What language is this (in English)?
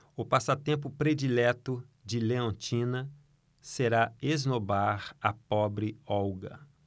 Portuguese